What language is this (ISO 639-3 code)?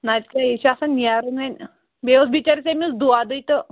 kas